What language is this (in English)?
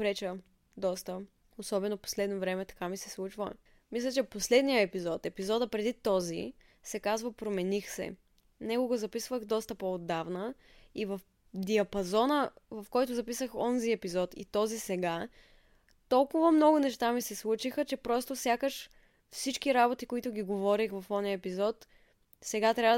Bulgarian